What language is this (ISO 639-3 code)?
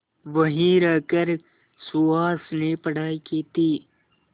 hin